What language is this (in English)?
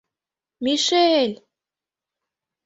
Mari